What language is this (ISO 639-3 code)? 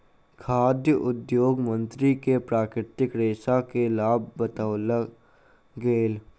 mai